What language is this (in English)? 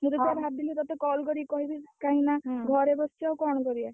Odia